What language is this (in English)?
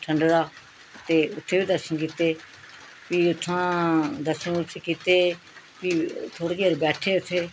Dogri